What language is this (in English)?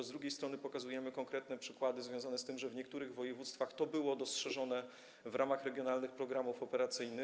Polish